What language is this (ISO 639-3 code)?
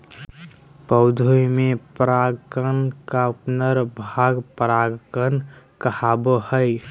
mag